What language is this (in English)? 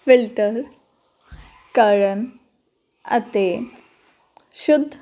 Punjabi